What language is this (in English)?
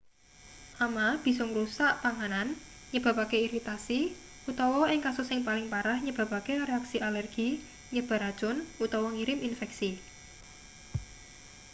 Javanese